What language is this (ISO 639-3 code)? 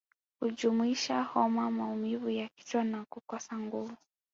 swa